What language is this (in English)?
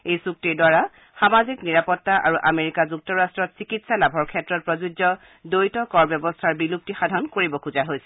Assamese